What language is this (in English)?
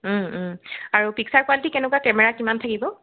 Assamese